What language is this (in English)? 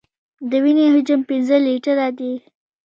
Pashto